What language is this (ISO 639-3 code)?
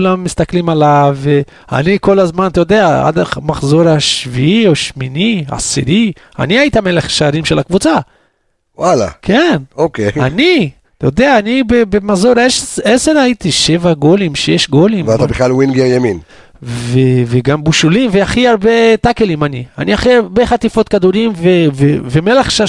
heb